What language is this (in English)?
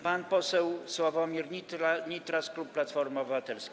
Polish